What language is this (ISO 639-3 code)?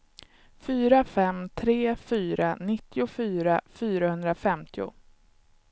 swe